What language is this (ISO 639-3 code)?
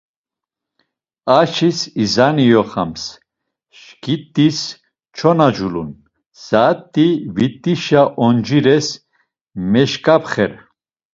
lzz